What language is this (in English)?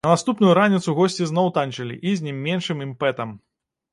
Belarusian